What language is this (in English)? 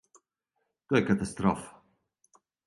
Serbian